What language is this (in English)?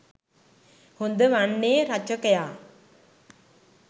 Sinhala